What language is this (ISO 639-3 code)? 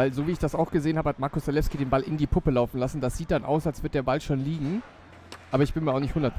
deu